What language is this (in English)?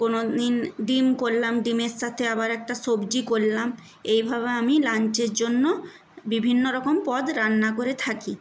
Bangla